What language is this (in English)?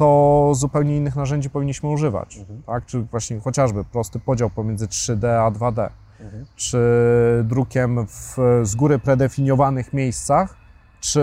Polish